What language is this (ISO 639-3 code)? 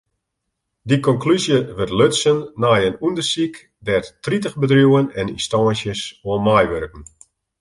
fry